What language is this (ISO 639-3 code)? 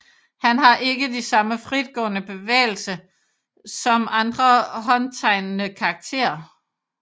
dan